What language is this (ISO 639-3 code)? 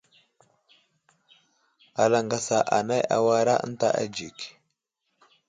udl